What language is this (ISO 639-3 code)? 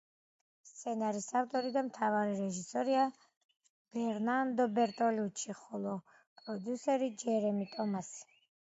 kat